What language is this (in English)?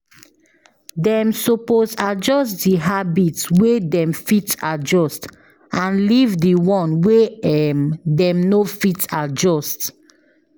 Nigerian Pidgin